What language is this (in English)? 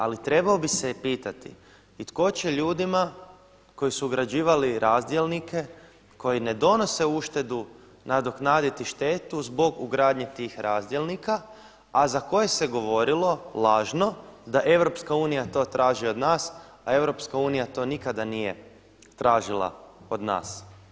Croatian